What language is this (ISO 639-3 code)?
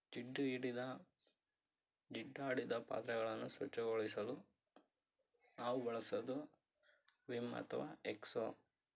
kan